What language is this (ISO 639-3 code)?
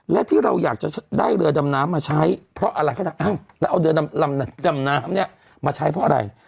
tha